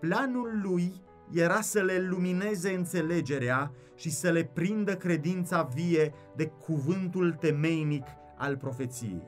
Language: Romanian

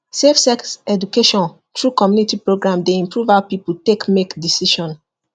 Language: Nigerian Pidgin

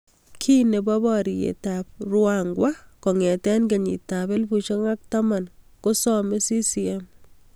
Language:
Kalenjin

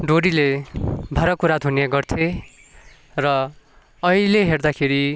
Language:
Nepali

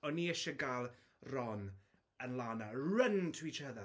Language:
Welsh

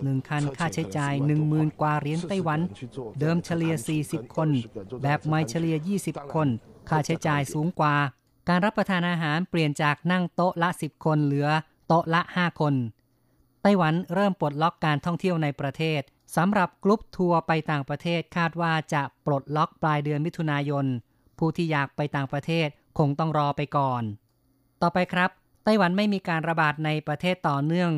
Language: Thai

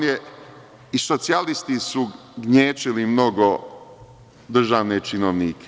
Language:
Serbian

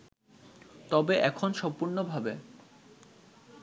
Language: Bangla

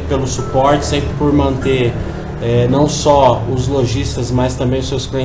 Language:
Portuguese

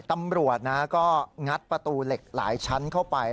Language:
Thai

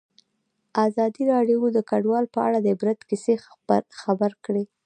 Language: Pashto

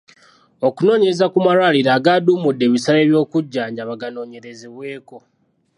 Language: Ganda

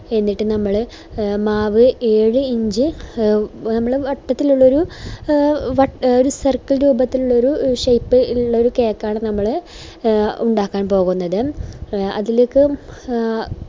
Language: Malayalam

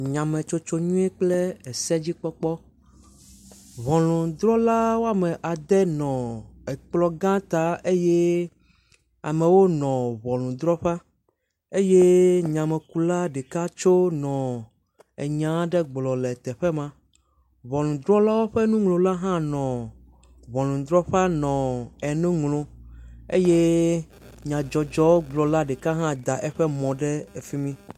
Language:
Ewe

